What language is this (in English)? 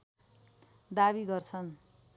Nepali